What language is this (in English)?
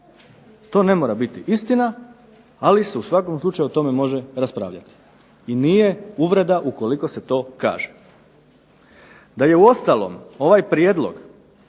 Croatian